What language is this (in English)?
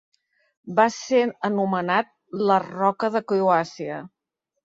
Catalan